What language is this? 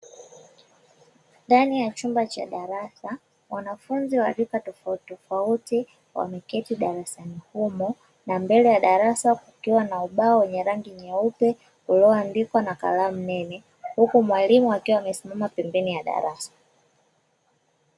Swahili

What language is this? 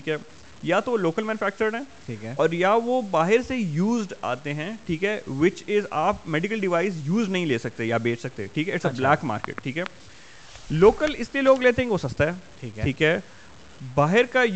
Urdu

